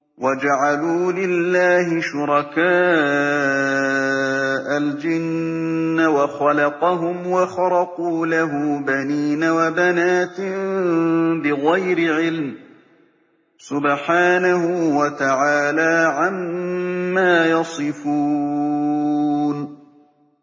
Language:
Arabic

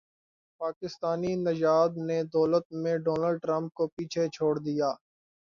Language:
Urdu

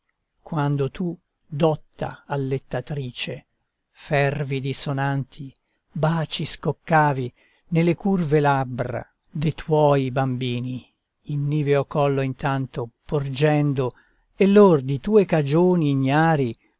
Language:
Italian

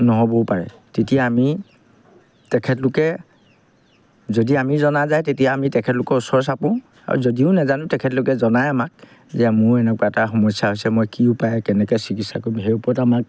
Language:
Assamese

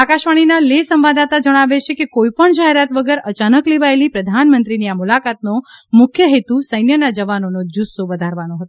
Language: Gujarati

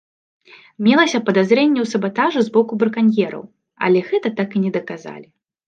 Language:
Belarusian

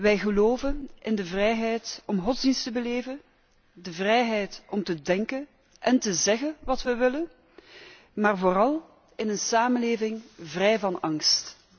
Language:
Dutch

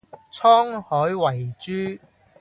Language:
Cantonese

